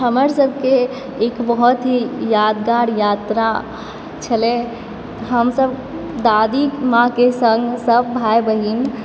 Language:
Maithili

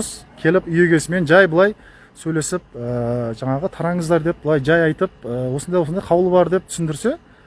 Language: Kazakh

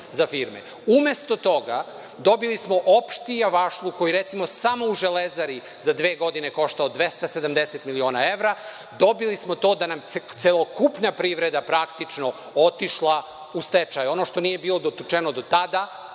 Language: Serbian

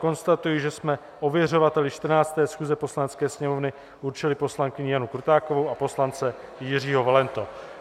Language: Czech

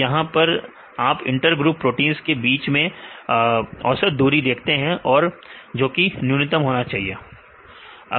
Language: Hindi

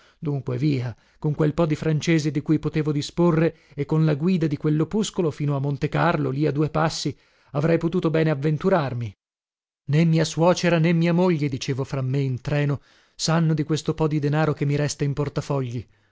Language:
Italian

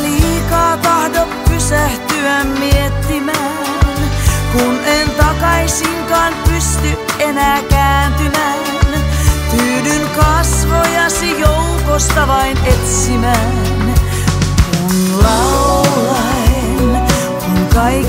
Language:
Finnish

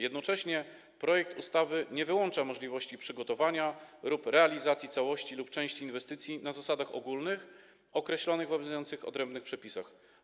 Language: Polish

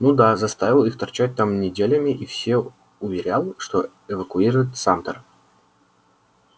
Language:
Russian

